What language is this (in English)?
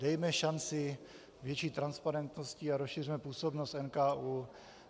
Czech